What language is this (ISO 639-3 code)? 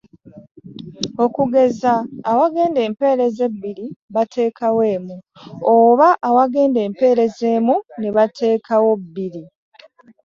lug